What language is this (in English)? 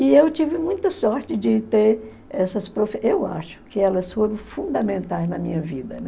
Portuguese